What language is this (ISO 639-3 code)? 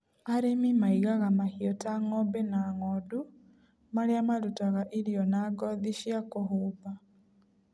kik